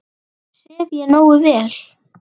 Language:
Icelandic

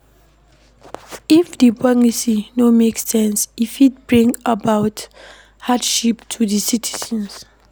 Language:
Nigerian Pidgin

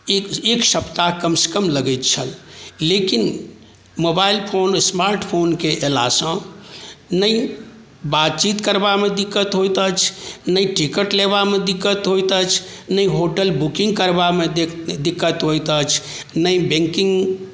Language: Maithili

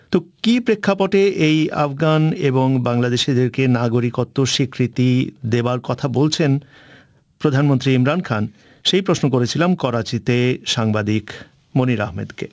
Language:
Bangla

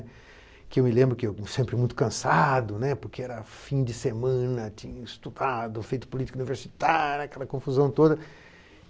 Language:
Portuguese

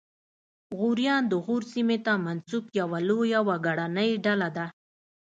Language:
Pashto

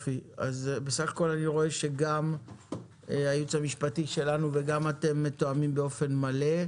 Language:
Hebrew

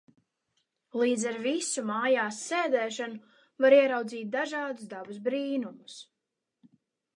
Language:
Latvian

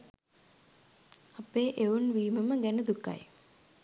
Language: Sinhala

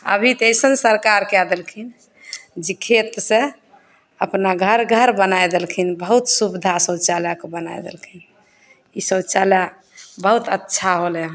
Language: Maithili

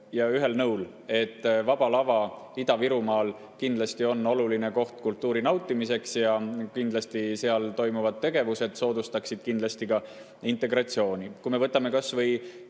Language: Estonian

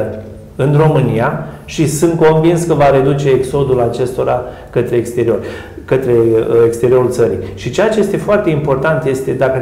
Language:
Romanian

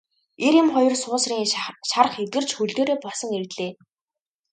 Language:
Mongolian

